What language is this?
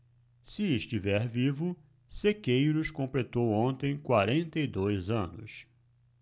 Portuguese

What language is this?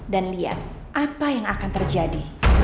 Indonesian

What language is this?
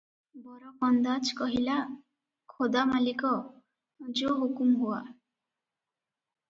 Odia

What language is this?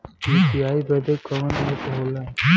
Bhojpuri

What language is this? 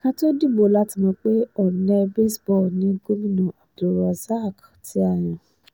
Yoruba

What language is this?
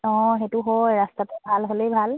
Assamese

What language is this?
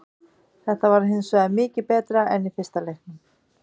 Icelandic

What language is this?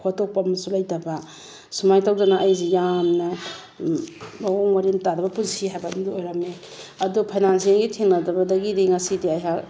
Manipuri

